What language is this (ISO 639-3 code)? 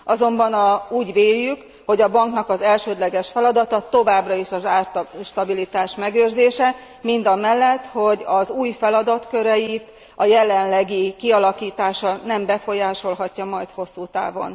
hun